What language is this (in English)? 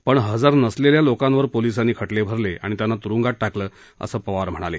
Marathi